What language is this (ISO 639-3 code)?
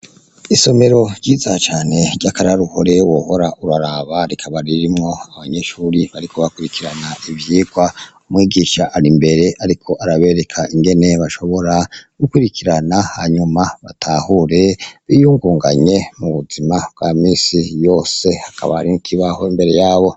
run